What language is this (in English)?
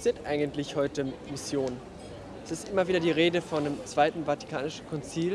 German